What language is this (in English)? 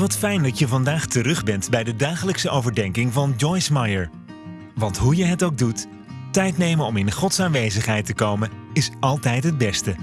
Dutch